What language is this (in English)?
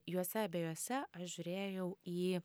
Lithuanian